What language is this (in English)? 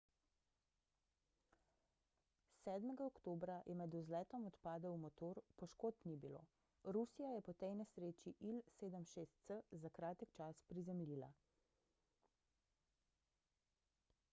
Slovenian